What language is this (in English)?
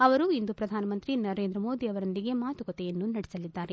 Kannada